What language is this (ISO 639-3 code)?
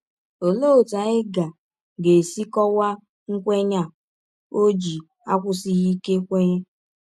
ibo